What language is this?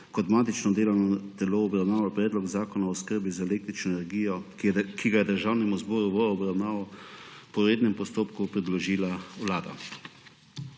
Slovenian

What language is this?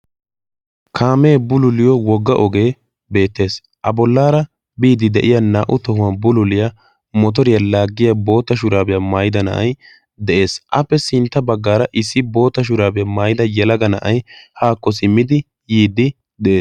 Wolaytta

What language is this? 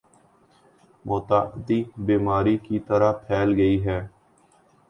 Urdu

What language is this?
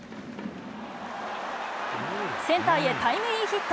Japanese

